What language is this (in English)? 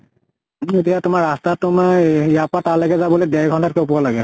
Assamese